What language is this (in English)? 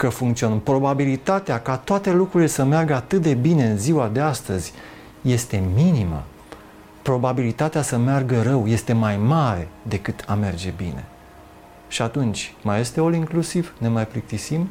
Romanian